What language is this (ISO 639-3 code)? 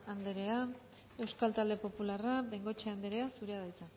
eus